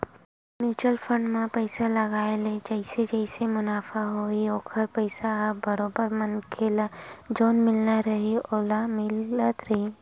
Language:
Chhattisgarhi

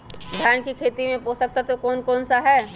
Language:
Magahi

